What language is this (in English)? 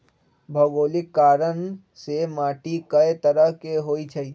Magahi